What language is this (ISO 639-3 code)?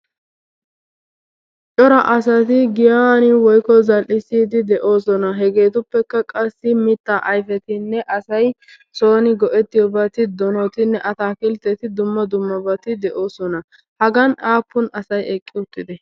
wal